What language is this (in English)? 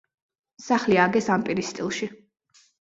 Georgian